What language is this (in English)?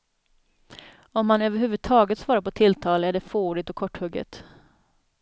Swedish